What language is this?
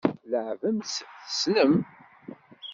Kabyle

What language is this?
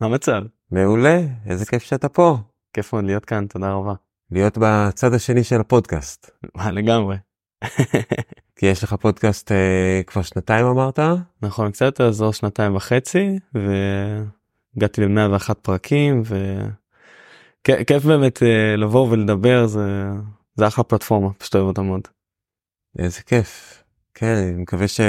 Hebrew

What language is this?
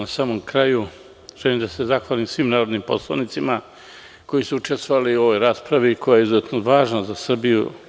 Serbian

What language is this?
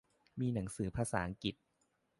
Thai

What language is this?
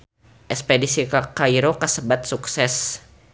Sundanese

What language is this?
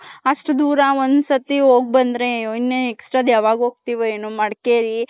Kannada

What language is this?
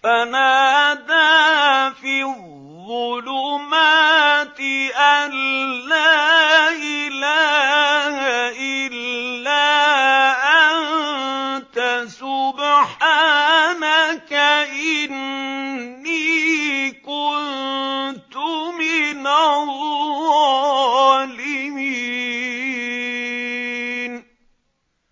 Arabic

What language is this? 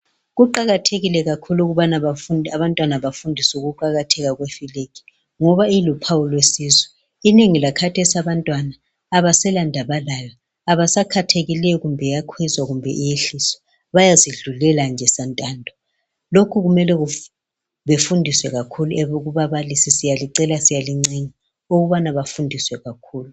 North Ndebele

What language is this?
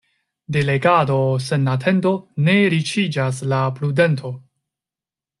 Esperanto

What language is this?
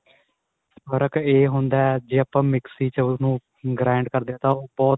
Punjabi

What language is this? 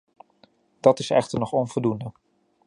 Dutch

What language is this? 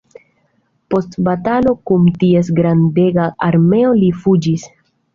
Esperanto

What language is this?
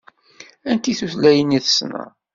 Kabyle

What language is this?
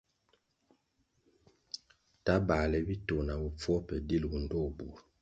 Kwasio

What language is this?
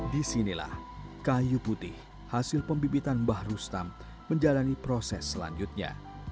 Indonesian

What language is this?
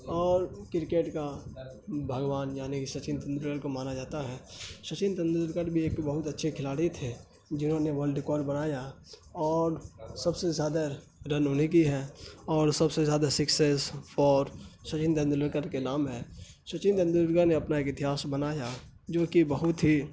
Urdu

